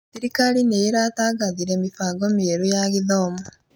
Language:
Kikuyu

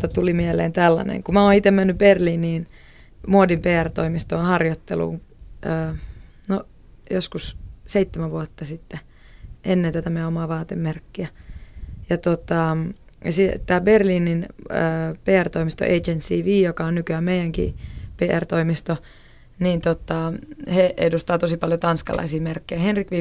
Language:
Finnish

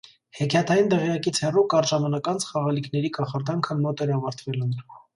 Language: Armenian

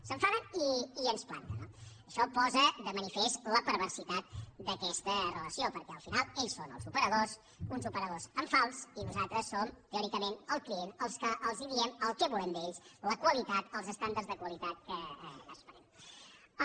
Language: Catalan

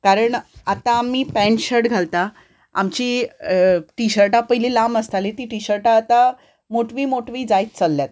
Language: Konkani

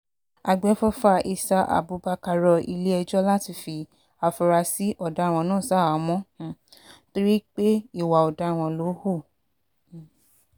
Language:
Yoruba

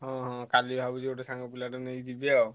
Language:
Odia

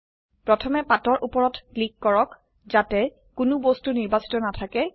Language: Assamese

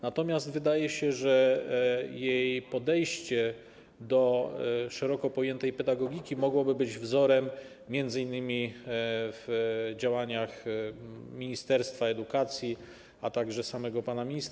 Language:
Polish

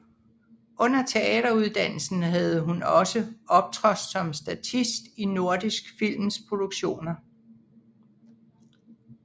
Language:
Danish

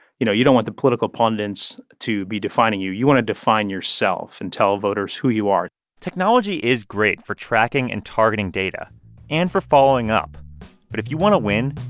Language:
English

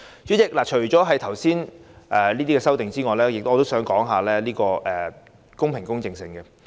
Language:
Cantonese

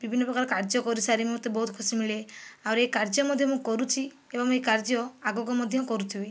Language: Odia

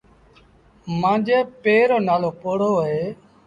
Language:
Sindhi Bhil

